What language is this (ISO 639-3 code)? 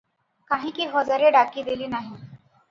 ori